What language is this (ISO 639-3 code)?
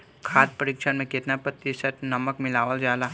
bho